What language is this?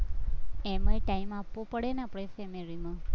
Gujarati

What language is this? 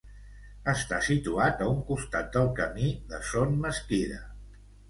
Catalan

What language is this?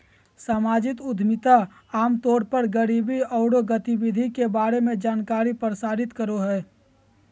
Magahi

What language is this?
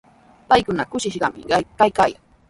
Sihuas Ancash Quechua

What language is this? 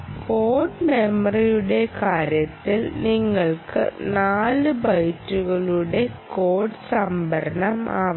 Malayalam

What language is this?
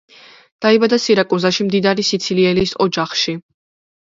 Georgian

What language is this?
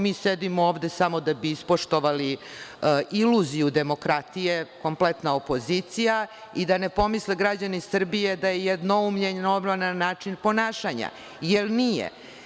Serbian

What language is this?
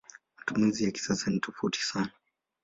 Swahili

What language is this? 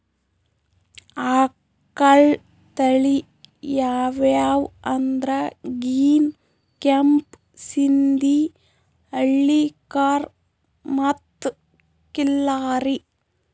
Kannada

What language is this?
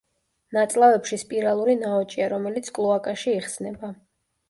Georgian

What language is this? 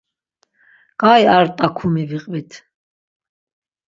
Laz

